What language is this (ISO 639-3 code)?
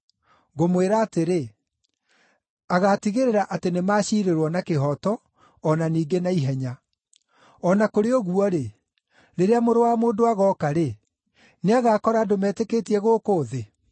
kik